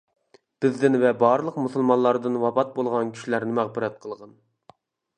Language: Uyghur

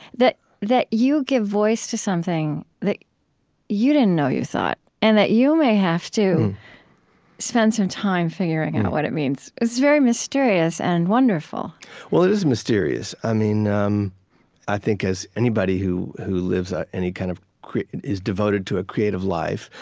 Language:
English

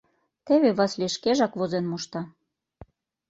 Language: Mari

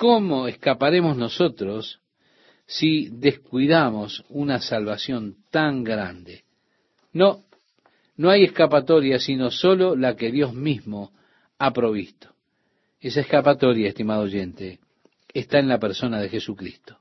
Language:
Spanish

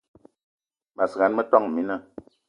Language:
Eton (Cameroon)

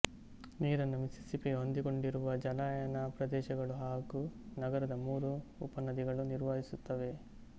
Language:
Kannada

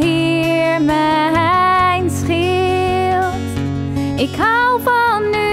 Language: Dutch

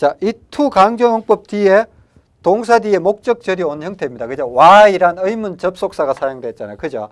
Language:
Korean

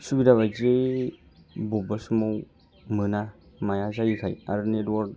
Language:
Bodo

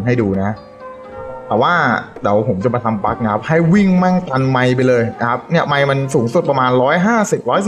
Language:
Thai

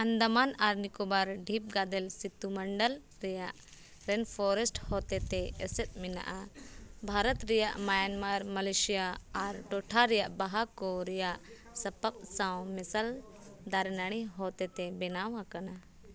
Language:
Santali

